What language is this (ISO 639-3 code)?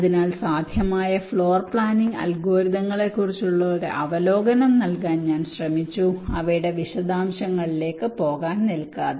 mal